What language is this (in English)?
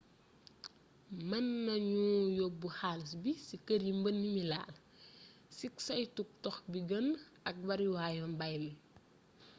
Wolof